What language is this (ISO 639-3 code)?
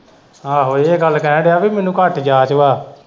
pan